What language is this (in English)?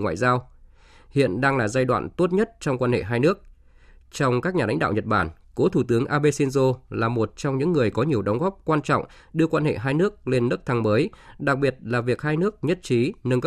Vietnamese